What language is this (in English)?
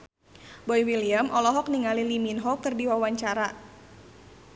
Sundanese